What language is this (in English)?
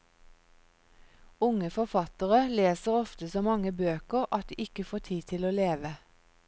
Norwegian